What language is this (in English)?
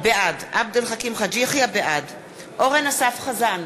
Hebrew